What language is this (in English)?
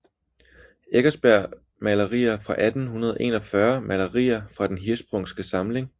Danish